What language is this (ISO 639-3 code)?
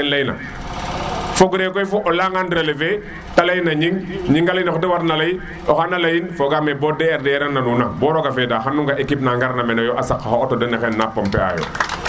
srr